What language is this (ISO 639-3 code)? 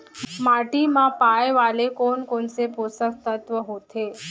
hne